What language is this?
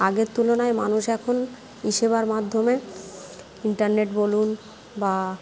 Bangla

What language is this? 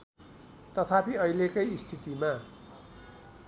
Nepali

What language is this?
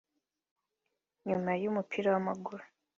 Kinyarwanda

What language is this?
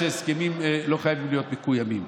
Hebrew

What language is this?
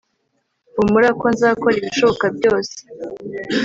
Kinyarwanda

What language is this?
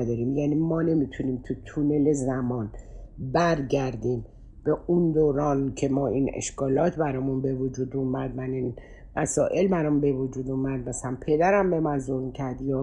Persian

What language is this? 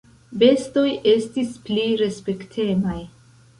Esperanto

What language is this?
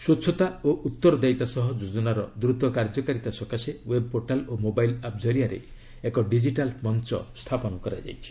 Odia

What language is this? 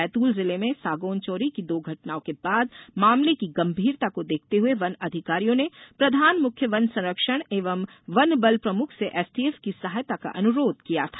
Hindi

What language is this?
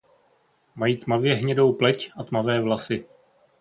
Czech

